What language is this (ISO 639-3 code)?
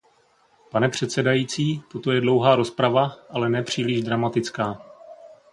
ces